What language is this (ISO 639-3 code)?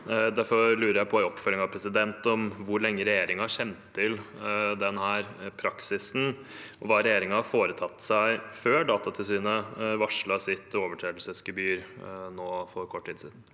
nor